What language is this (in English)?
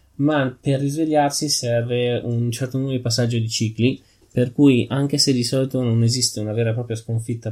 Italian